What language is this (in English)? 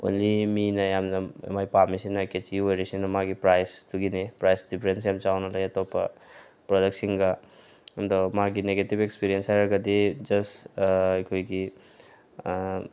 Manipuri